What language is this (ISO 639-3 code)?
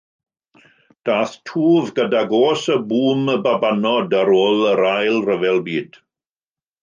cym